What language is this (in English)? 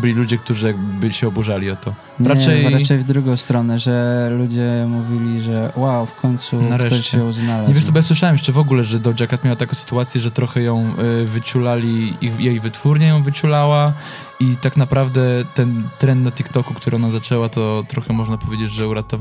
Polish